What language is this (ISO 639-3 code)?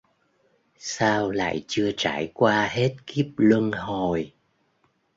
vie